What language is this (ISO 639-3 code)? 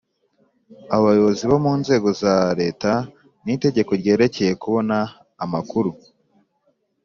kin